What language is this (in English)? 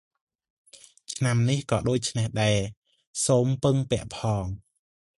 Khmer